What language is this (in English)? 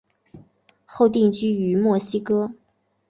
Chinese